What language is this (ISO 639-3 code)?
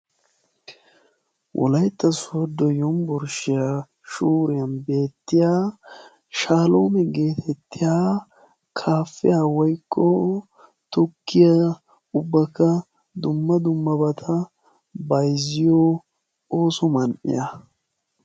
wal